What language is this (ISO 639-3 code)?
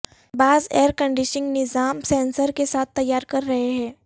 urd